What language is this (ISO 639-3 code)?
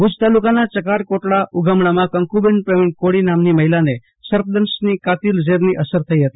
guj